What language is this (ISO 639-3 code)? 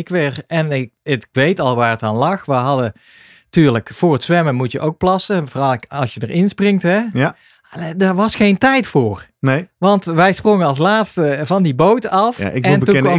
nld